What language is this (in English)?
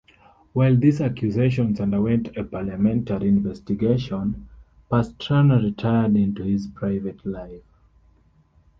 English